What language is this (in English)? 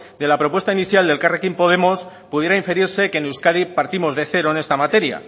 Spanish